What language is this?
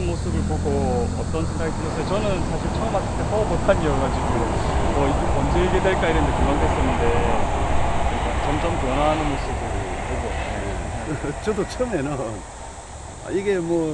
Korean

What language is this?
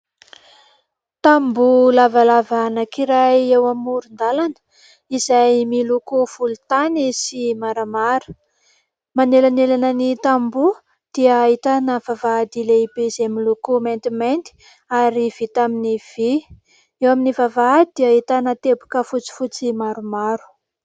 Malagasy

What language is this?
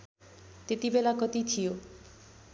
Nepali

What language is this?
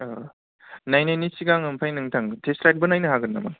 Bodo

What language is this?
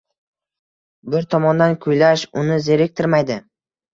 Uzbek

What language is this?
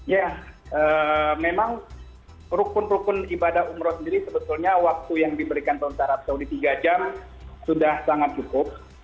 Indonesian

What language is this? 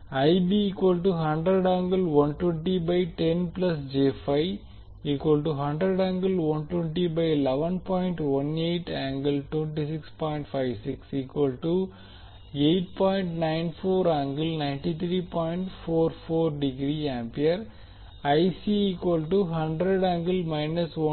Tamil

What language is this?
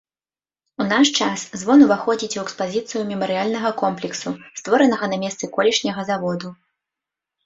Belarusian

